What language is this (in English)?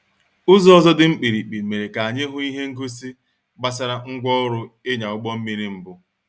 Igbo